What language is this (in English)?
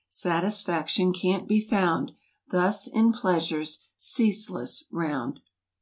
English